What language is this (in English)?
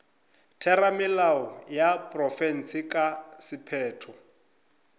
Northern Sotho